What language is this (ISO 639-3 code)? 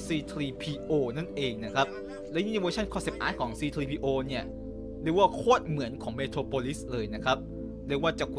tha